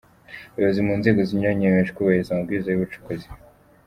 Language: Kinyarwanda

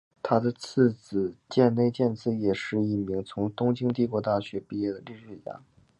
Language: Chinese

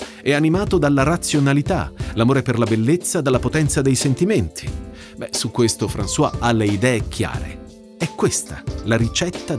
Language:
Italian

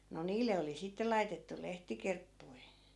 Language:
Finnish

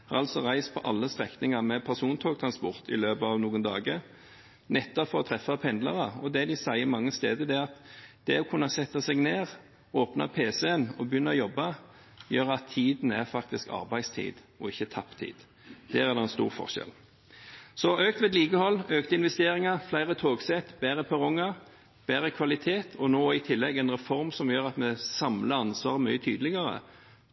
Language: Norwegian Bokmål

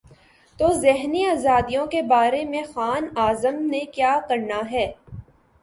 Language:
Urdu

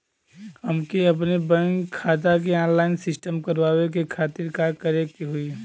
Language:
Bhojpuri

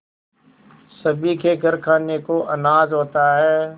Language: Hindi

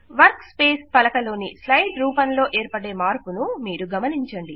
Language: Telugu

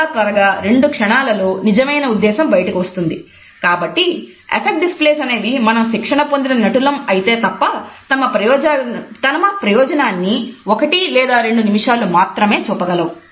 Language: Telugu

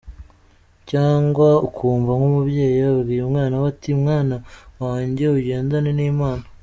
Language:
Kinyarwanda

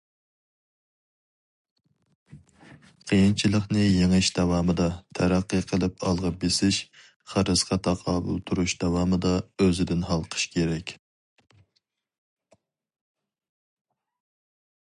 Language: Uyghur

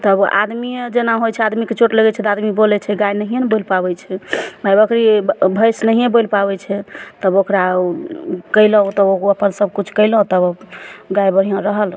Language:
Maithili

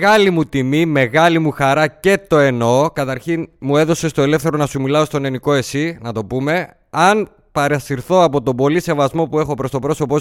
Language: Greek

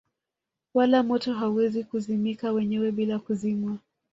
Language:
Swahili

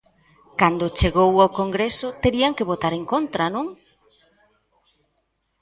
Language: Galician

